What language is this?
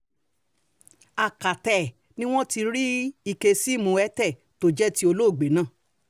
Yoruba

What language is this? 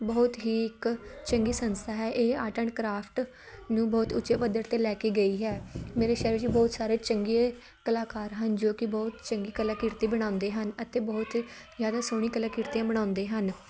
Punjabi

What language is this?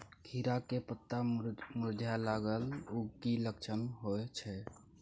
Maithili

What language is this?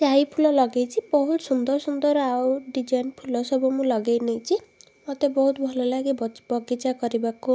Odia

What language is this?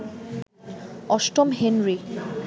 Bangla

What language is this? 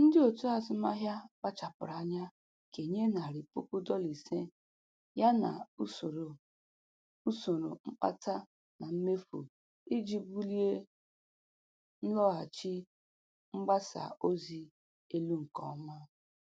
Igbo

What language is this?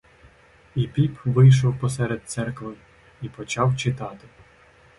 Ukrainian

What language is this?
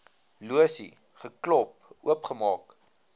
Afrikaans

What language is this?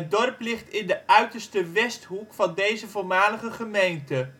Dutch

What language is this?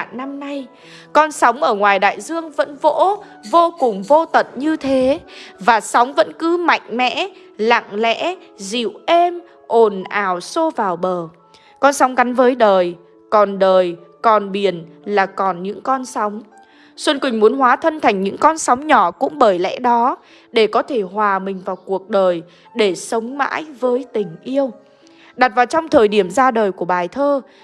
Vietnamese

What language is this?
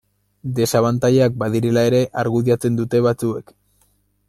Basque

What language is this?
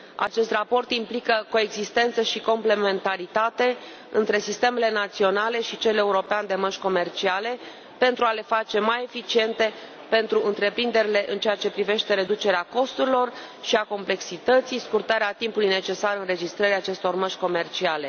Romanian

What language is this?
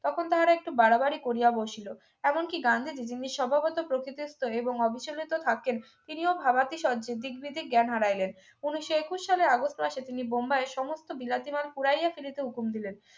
Bangla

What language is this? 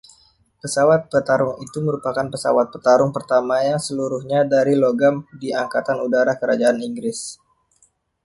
Indonesian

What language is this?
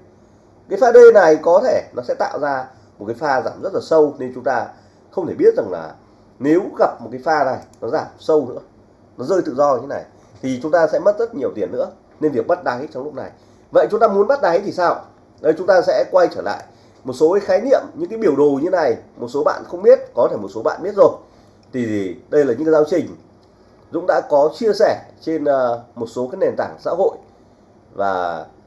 Vietnamese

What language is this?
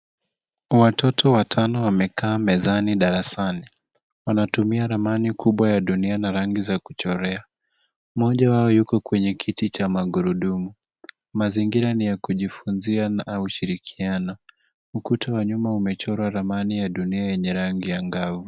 Swahili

